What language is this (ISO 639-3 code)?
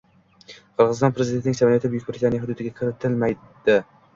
uzb